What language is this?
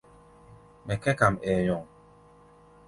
Gbaya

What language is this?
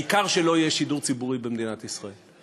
Hebrew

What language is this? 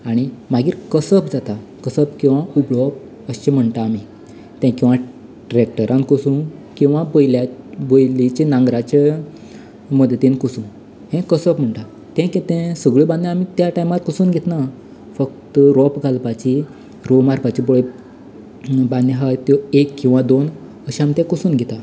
Konkani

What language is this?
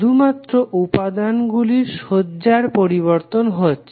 Bangla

